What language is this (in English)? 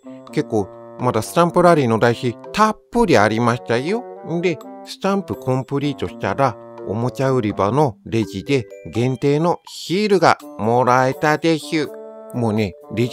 Japanese